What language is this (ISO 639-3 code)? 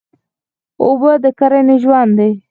pus